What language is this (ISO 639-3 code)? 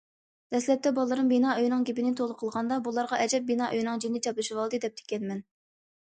uig